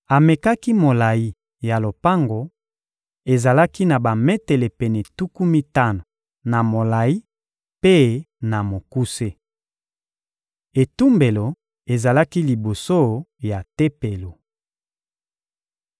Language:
Lingala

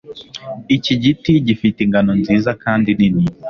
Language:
Kinyarwanda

